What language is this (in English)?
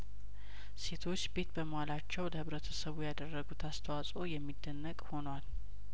Amharic